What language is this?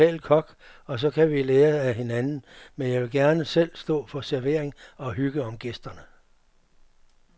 Danish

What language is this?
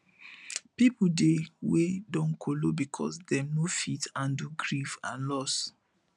Nigerian Pidgin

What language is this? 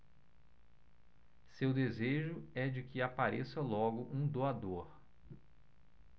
Portuguese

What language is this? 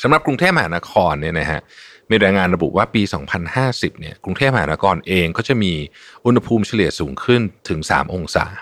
Thai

